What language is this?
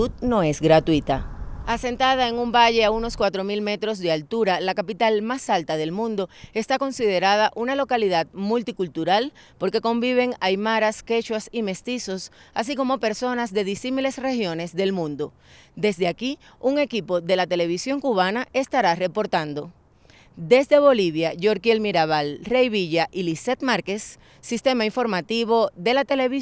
Spanish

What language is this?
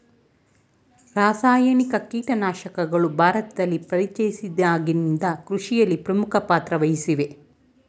Kannada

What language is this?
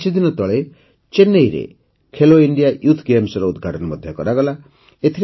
Odia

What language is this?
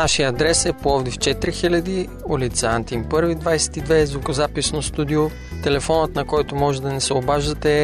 Bulgarian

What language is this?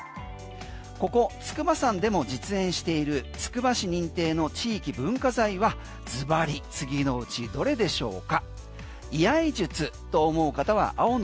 Japanese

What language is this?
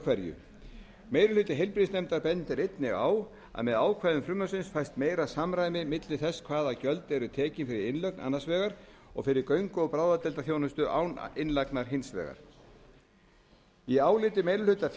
Icelandic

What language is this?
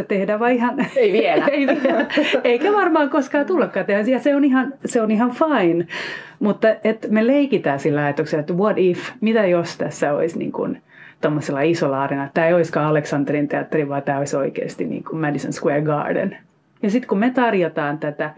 Finnish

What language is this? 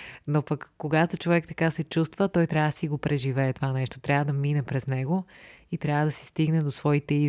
Bulgarian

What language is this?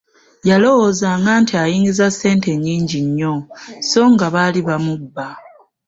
Ganda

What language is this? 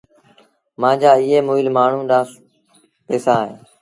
Sindhi Bhil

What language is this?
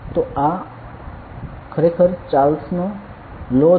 Gujarati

